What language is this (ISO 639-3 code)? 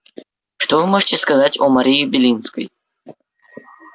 rus